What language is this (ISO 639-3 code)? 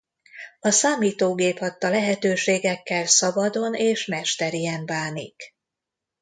hun